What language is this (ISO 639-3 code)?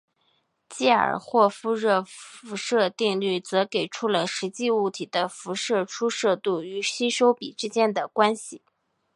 zho